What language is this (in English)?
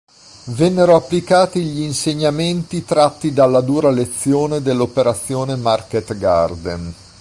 Italian